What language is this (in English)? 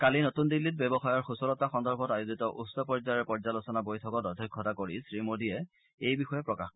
Assamese